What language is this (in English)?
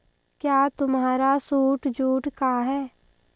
Hindi